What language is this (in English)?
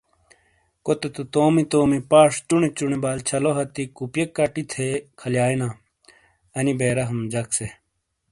Shina